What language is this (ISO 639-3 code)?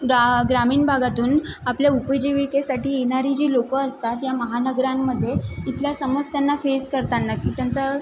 mar